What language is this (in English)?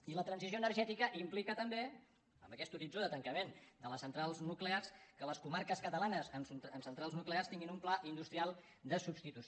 Catalan